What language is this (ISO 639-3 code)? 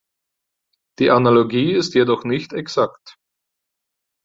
deu